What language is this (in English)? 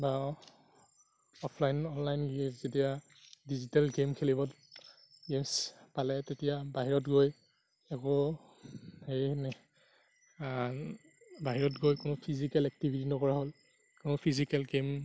Assamese